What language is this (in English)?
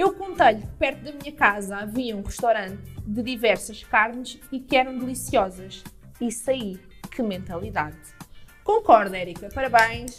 Portuguese